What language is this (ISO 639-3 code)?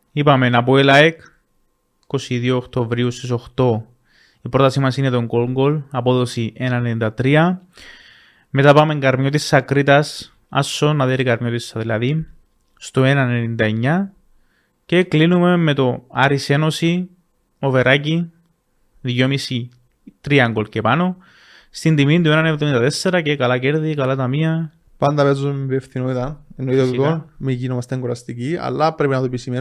ell